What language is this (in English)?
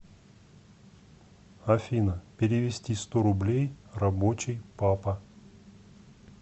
Russian